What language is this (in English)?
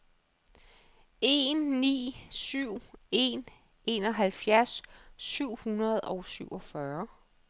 Danish